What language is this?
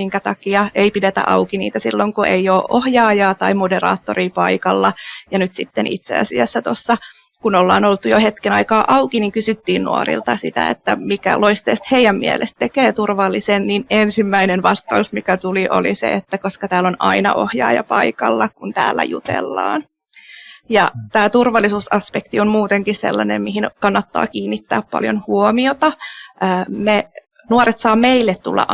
Finnish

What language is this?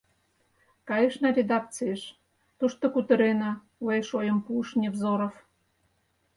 Mari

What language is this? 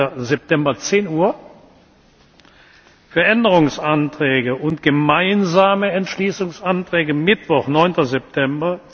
German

